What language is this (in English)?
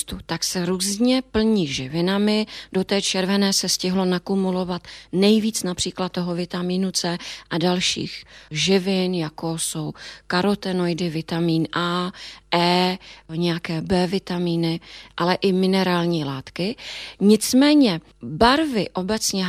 Czech